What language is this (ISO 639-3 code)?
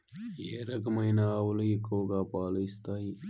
tel